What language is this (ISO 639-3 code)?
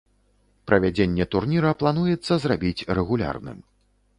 bel